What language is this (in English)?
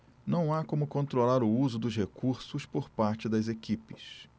Portuguese